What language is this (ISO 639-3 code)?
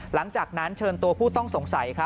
tha